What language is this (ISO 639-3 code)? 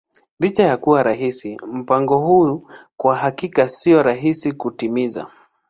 swa